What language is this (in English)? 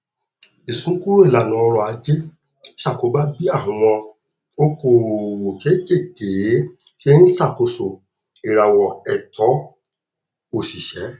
Yoruba